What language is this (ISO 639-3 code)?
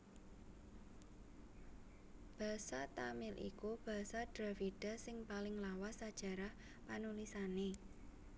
jav